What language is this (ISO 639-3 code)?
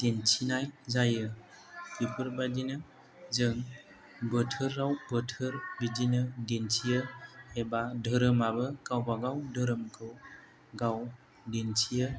brx